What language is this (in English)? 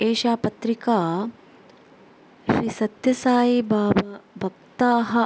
Sanskrit